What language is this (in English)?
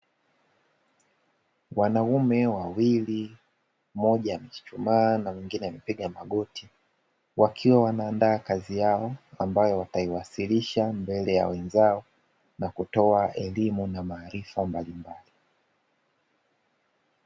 Swahili